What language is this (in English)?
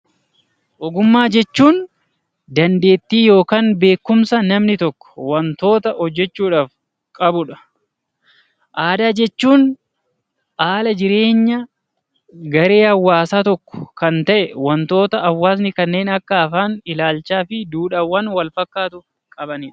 Oromo